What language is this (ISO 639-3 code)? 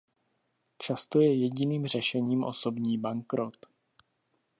ces